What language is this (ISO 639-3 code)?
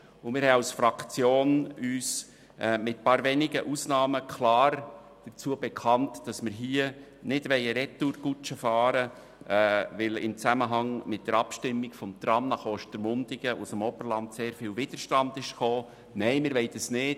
gsw